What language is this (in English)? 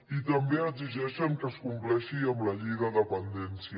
Catalan